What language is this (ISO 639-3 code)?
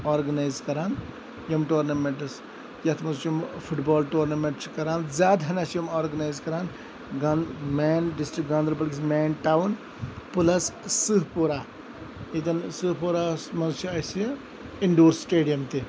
kas